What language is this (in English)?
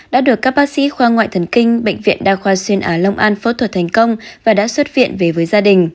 Vietnamese